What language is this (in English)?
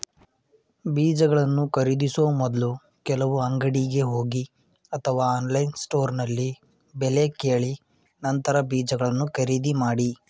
Kannada